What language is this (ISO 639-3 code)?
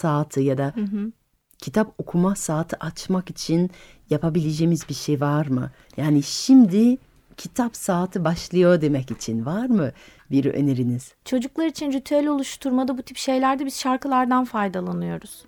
tur